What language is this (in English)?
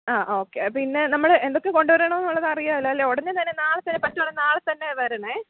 Malayalam